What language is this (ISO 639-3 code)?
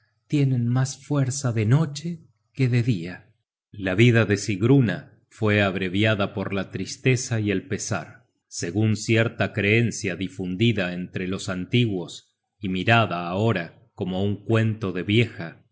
spa